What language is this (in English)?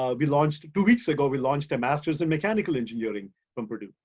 English